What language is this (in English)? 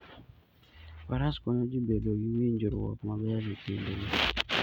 Luo (Kenya and Tanzania)